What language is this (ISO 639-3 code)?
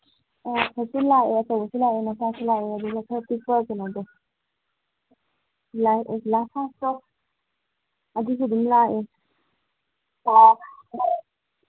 mni